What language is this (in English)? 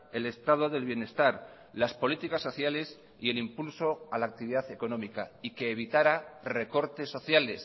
Spanish